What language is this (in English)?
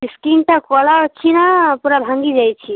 Odia